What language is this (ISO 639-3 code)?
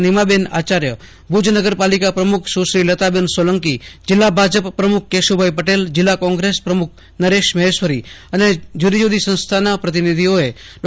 guj